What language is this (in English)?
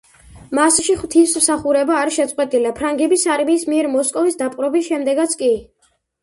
Georgian